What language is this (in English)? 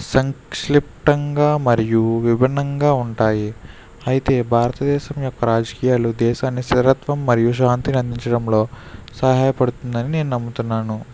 Telugu